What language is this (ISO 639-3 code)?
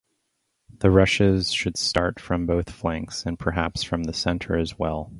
eng